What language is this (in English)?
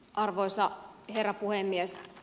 Finnish